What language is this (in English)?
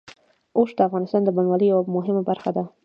Pashto